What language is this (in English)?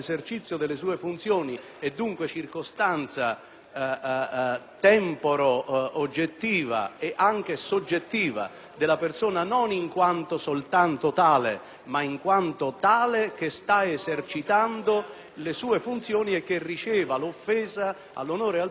Italian